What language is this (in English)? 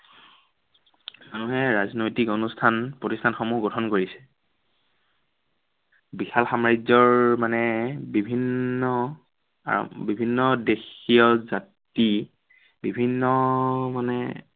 Assamese